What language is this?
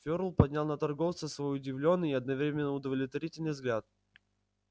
Russian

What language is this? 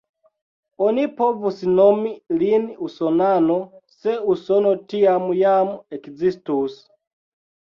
Esperanto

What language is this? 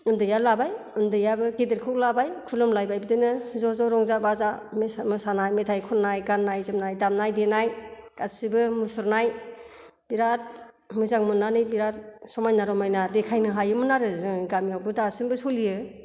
Bodo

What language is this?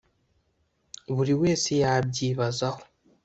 Kinyarwanda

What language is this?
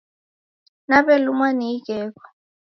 Taita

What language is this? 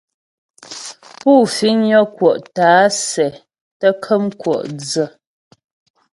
Ghomala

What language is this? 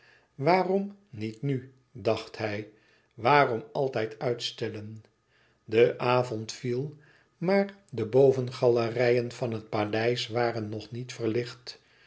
Dutch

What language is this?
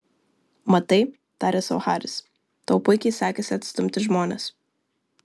Lithuanian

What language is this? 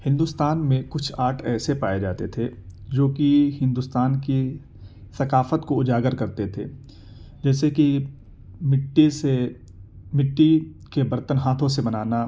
Urdu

